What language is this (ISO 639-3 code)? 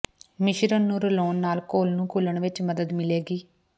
pan